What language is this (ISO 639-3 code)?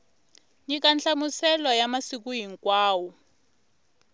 tso